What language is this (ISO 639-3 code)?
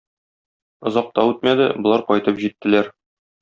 tat